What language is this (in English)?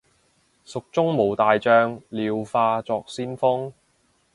Cantonese